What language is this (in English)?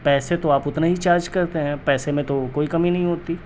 Urdu